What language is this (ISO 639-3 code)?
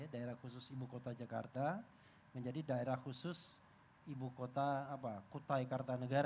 ind